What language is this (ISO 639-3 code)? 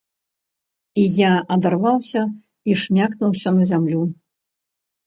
bel